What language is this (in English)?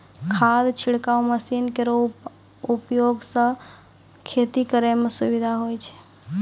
Maithili